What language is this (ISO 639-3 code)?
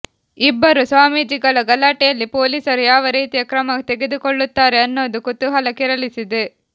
kan